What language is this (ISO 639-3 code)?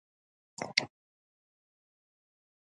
kat